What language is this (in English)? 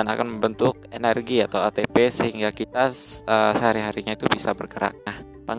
Indonesian